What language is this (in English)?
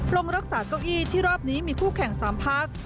Thai